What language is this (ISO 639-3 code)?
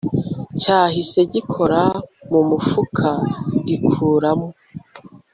kin